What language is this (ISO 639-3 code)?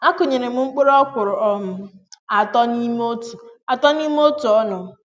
ibo